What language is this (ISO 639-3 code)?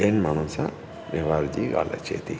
snd